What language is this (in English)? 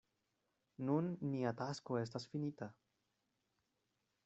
Esperanto